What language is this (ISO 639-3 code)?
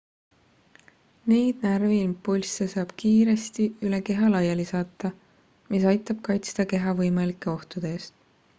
est